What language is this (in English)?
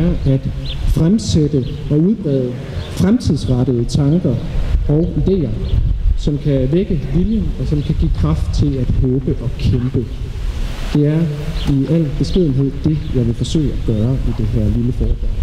Danish